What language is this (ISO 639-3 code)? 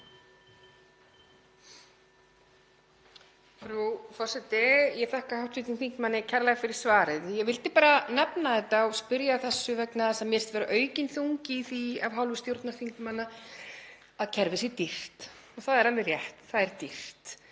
isl